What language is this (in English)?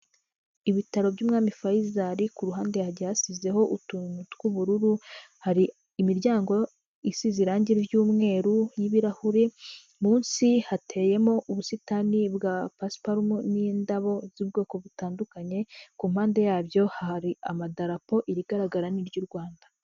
Kinyarwanda